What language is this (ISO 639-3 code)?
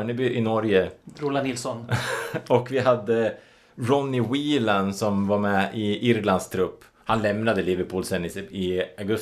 swe